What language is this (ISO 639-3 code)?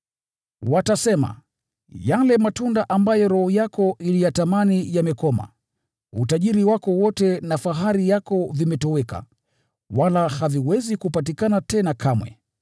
swa